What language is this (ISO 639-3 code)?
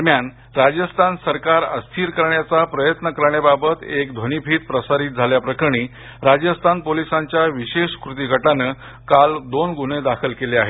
mar